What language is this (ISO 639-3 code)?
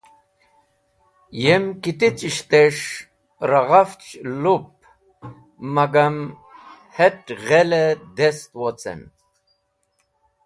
wbl